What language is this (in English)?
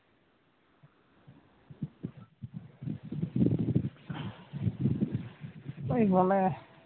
Santali